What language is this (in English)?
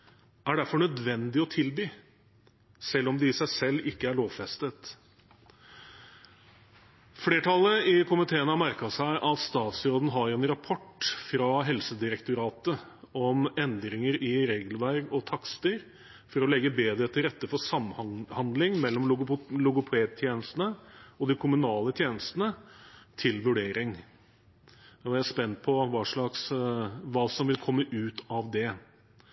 Norwegian Bokmål